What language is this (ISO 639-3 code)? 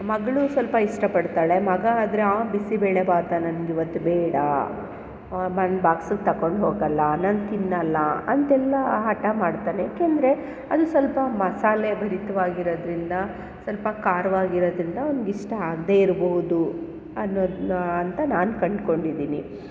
kan